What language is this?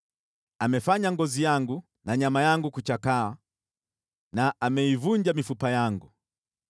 Swahili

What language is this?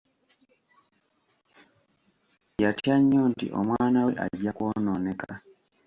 Ganda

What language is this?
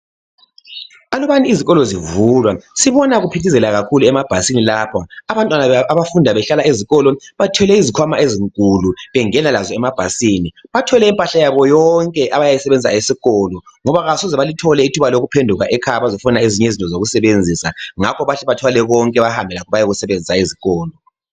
North Ndebele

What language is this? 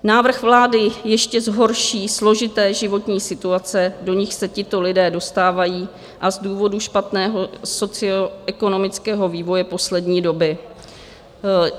Czech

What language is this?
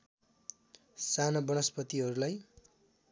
Nepali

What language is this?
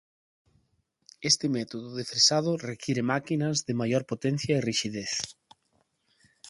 Galician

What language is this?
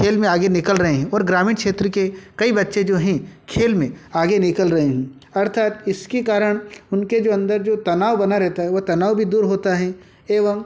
Hindi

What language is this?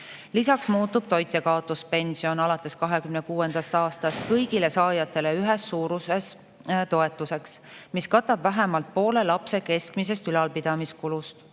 Estonian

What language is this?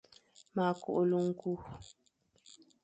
Fang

